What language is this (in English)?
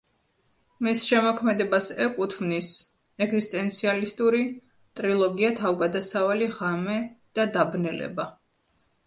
Georgian